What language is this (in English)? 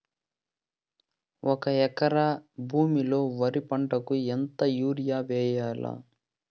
Telugu